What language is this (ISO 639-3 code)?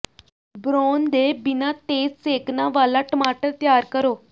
pan